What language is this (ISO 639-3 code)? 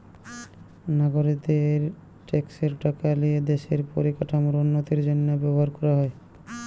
ben